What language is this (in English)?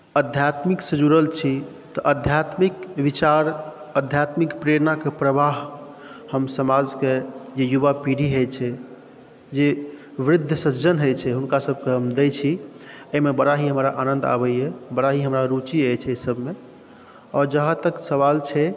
Maithili